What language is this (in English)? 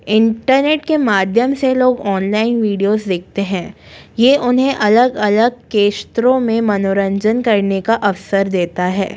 Hindi